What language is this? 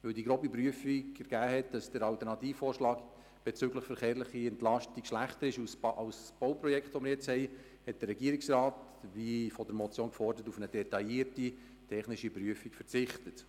Swiss German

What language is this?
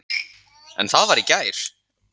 Icelandic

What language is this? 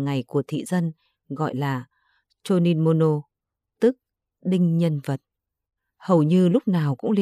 Vietnamese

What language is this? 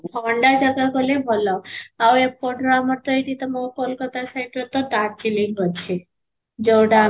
Odia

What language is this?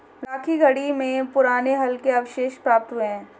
Hindi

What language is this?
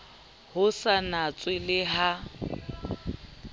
Southern Sotho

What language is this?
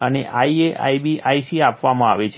Gujarati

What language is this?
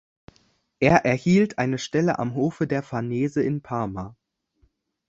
German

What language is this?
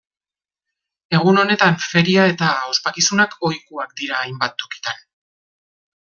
Basque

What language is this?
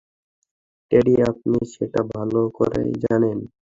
Bangla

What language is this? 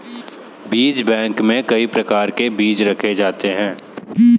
Hindi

